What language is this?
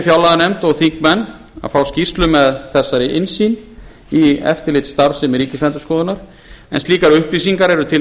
Icelandic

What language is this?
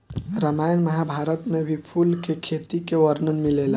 Bhojpuri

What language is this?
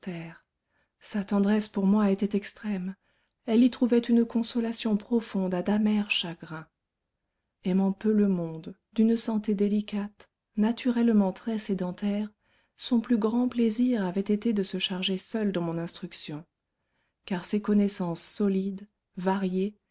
French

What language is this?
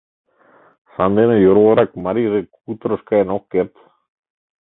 Mari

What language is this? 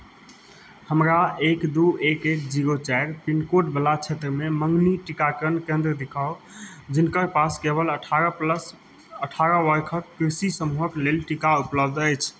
Maithili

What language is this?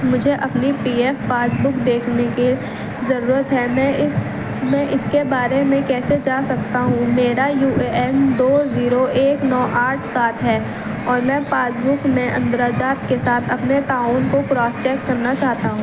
Urdu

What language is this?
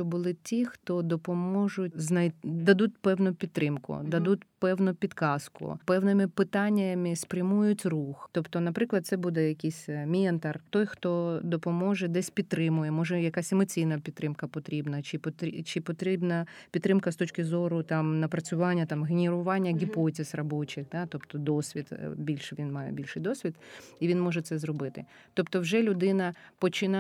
Ukrainian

